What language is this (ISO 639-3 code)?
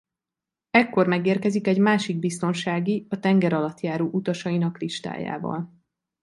hun